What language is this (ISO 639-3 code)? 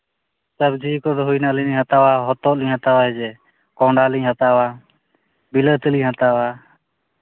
sat